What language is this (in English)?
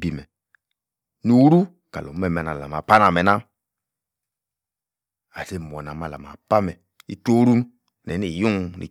Yace